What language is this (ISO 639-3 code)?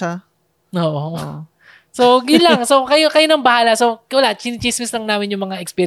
fil